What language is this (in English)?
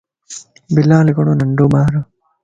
Lasi